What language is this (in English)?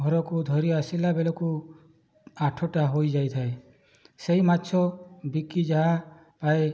Odia